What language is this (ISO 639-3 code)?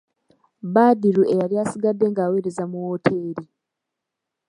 lug